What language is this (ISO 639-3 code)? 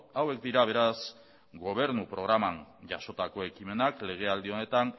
eus